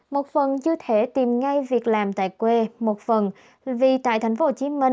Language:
Vietnamese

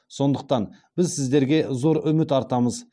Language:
Kazakh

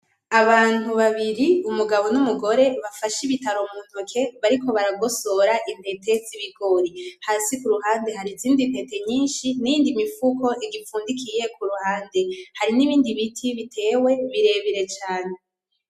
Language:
Rundi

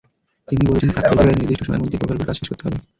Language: Bangla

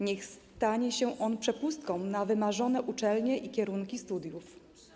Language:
Polish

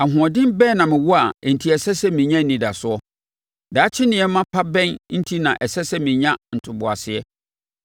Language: Akan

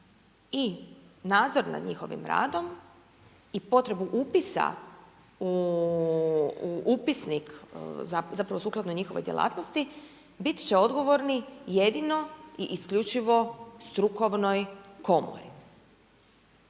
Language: Croatian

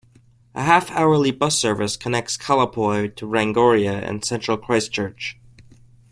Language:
English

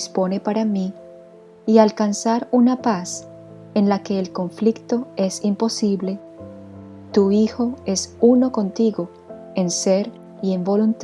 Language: Spanish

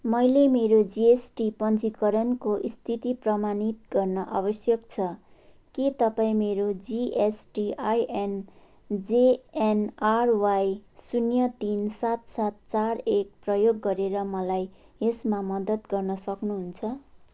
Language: Nepali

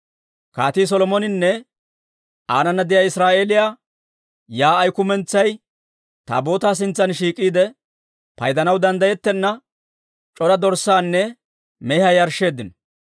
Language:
Dawro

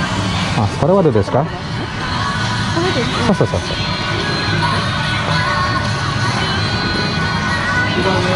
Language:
Indonesian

